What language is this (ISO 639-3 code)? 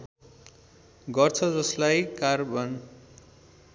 nep